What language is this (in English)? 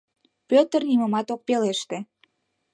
Mari